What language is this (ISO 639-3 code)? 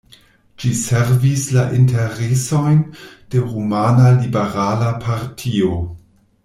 epo